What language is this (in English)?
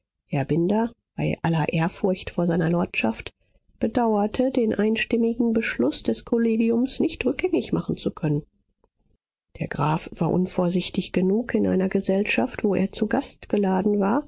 German